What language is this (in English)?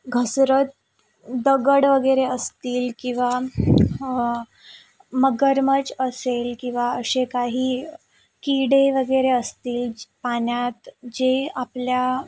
Marathi